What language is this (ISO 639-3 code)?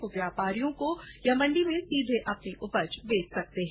hin